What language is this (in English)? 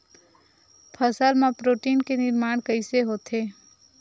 Chhattisgarhi